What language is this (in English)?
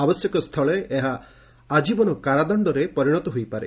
Odia